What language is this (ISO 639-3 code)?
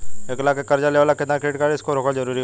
bho